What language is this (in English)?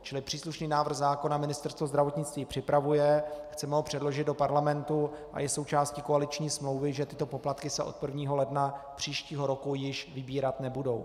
Czech